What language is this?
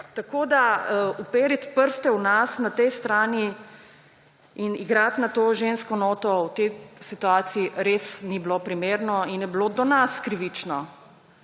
Slovenian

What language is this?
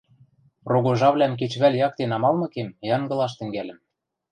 Western Mari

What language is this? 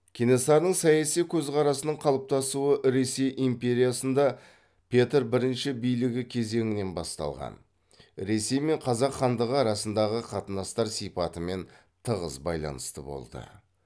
Kazakh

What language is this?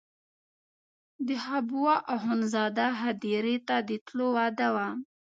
Pashto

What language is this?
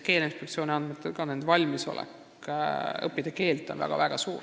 Estonian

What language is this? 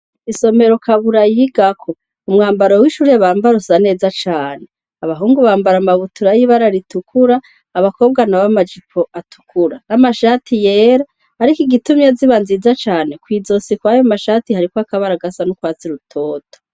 Rundi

